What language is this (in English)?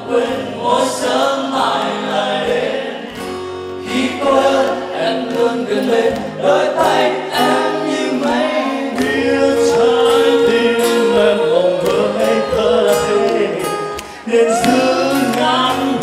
Vietnamese